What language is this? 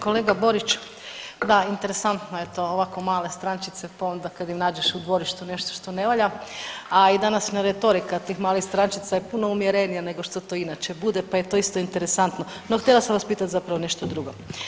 Croatian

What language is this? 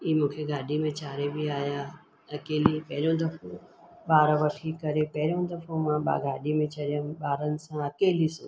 Sindhi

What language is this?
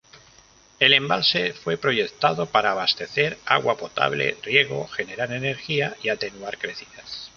Spanish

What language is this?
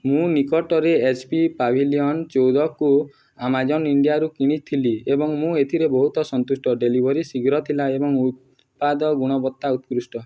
Odia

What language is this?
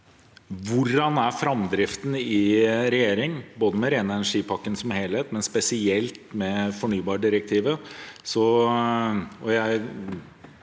Norwegian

